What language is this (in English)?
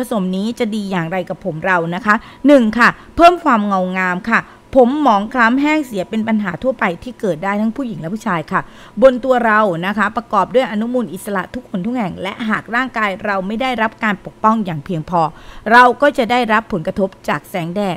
Thai